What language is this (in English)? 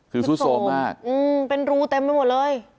Thai